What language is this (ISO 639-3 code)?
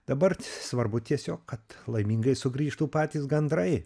lit